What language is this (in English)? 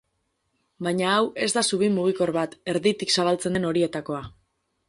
Basque